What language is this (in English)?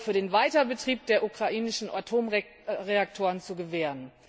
German